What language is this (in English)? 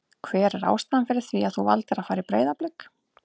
Icelandic